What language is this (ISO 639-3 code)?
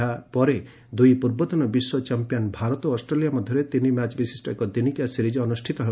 ori